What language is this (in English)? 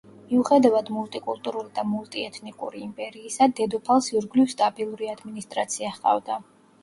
Georgian